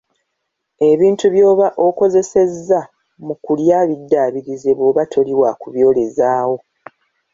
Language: Ganda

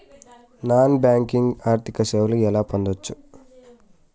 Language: Telugu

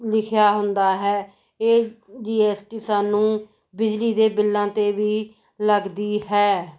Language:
Punjabi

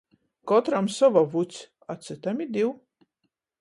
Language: Latgalian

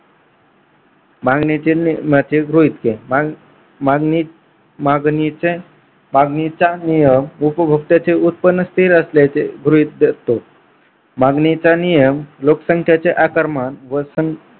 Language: Marathi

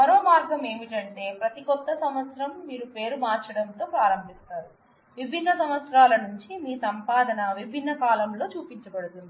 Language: Telugu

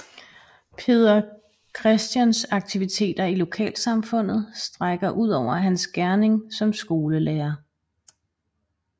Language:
Danish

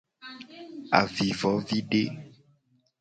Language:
Gen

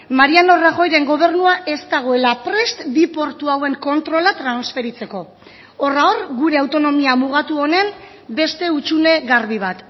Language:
Basque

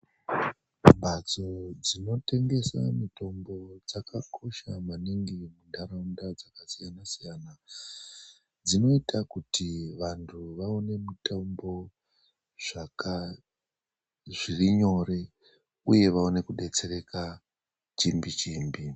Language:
Ndau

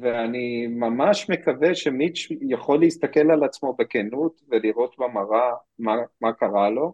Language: Hebrew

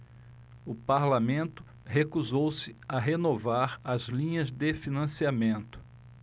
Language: Portuguese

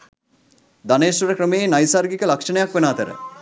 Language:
Sinhala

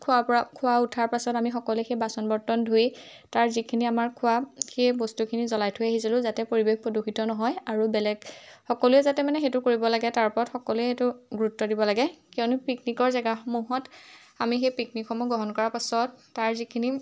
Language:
Assamese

